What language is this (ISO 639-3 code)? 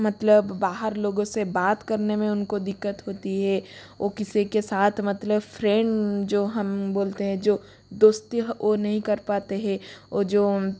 hin